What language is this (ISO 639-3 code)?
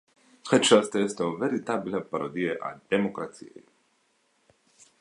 ron